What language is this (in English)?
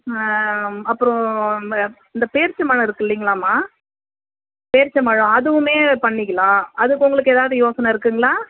Tamil